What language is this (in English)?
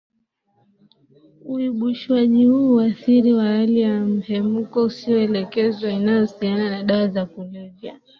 Swahili